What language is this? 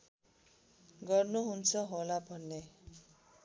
Nepali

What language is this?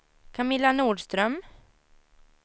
Swedish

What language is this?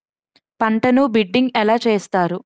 Telugu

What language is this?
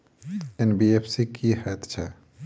Maithili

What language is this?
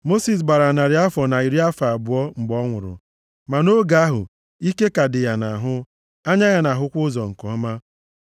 Igbo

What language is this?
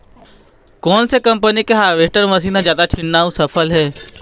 Chhattisgarhi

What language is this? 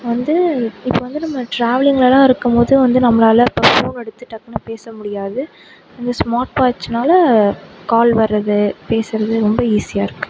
Tamil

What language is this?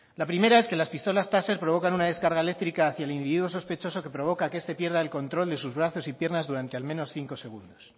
Spanish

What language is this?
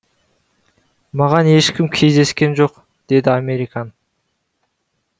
Kazakh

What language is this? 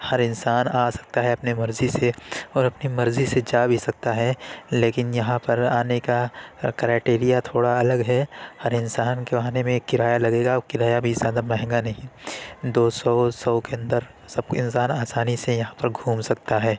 Urdu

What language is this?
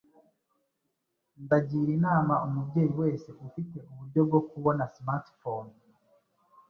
Kinyarwanda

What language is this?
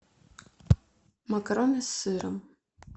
Russian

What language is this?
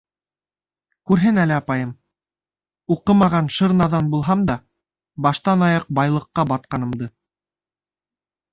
Bashkir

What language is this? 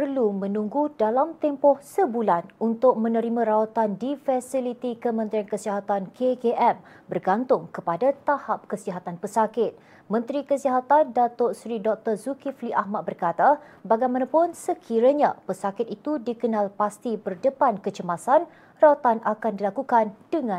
Malay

